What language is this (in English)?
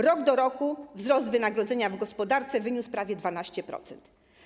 Polish